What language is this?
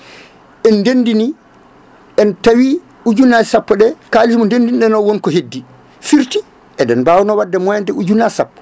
Fula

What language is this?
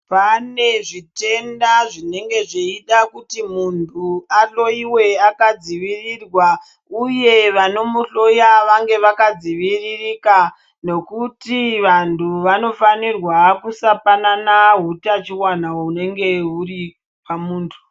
Ndau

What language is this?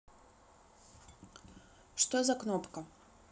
Russian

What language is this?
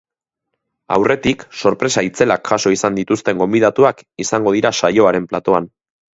Basque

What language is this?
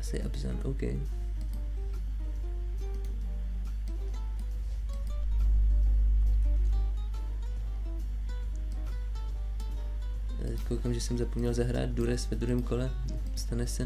Czech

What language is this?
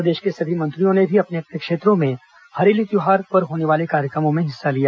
Hindi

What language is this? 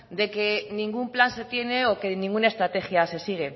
Spanish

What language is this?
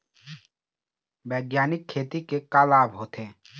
Chhattisgarhi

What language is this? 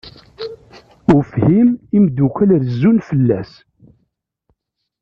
Kabyle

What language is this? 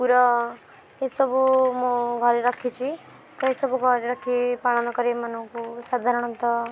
Odia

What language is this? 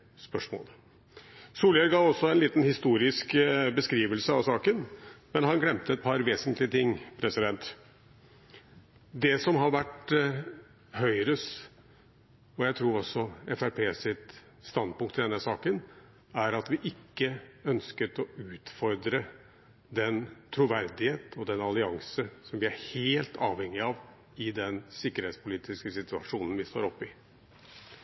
Norwegian Bokmål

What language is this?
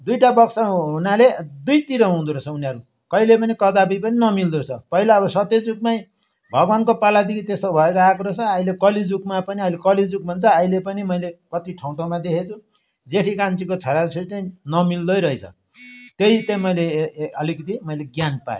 Nepali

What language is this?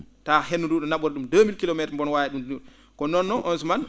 Fula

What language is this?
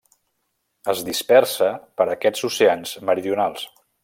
Catalan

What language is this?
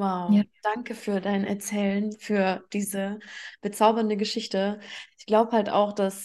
German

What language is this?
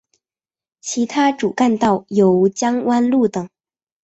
Chinese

